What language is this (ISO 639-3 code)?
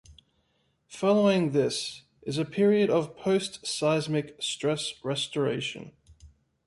eng